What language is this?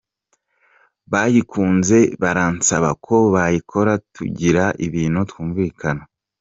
Kinyarwanda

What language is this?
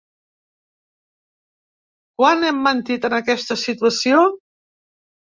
Catalan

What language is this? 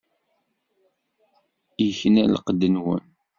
Kabyle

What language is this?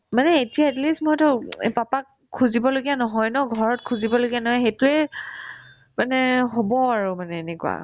Assamese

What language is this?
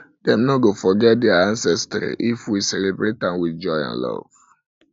Nigerian Pidgin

